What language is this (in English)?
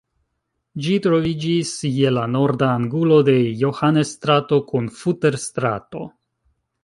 Esperanto